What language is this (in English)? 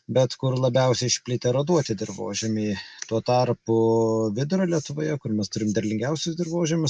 Lithuanian